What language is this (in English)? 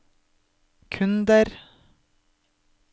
Norwegian